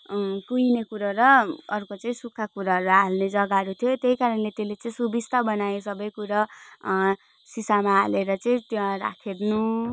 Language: Nepali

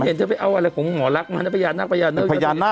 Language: Thai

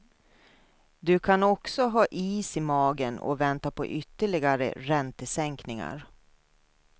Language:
Swedish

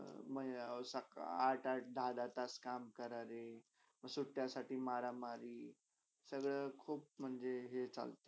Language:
Marathi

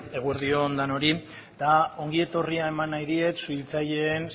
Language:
Basque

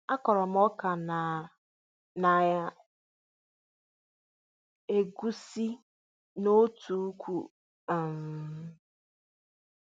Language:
Igbo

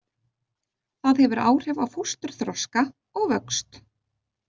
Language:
Icelandic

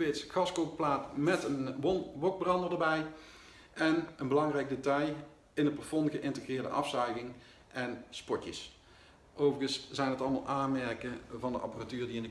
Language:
Dutch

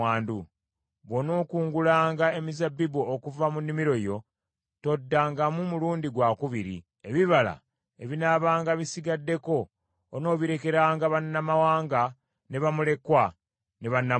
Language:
Ganda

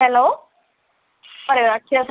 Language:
Malayalam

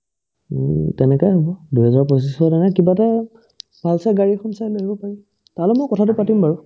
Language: Assamese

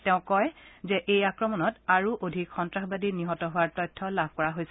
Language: Assamese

